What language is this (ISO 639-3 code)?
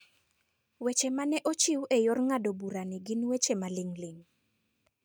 luo